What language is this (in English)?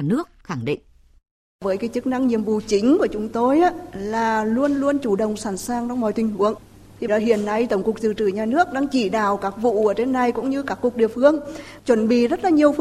Vietnamese